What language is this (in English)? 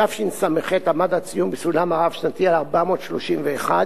Hebrew